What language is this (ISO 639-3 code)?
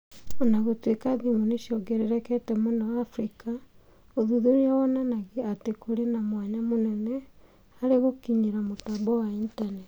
kik